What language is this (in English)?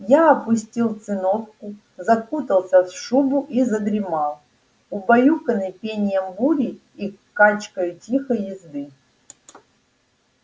Russian